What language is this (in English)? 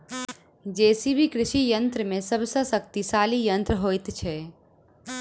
Maithili